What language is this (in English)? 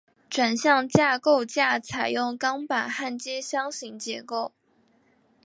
Chinese